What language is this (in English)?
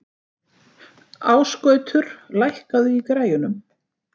Icelandic